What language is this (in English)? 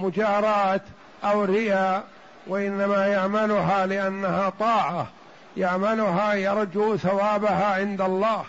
Arabic